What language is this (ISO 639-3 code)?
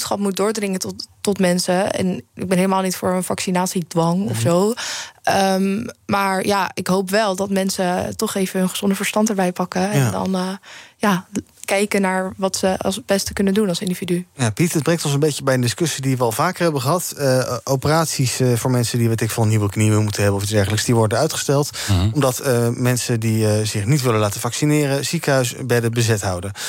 nld